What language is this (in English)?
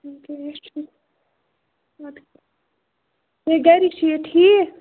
Kashmiri